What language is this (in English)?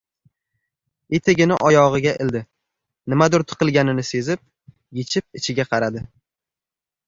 Uzbek